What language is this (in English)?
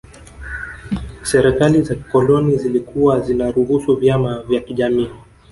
Swahili